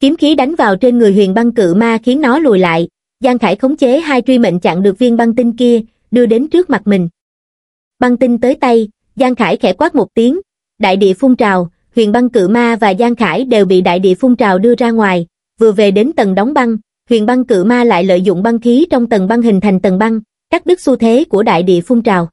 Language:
Vietnamese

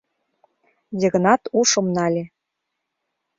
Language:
Mari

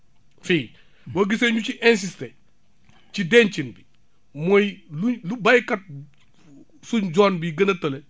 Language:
Wolof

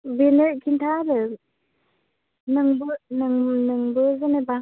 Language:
Bodo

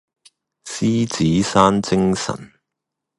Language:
Cantonese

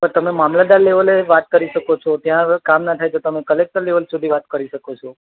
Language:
Gujarati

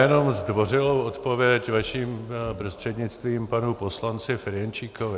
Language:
Czech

